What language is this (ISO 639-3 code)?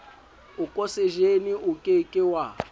sot